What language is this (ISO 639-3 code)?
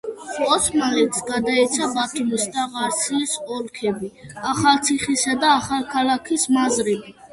kat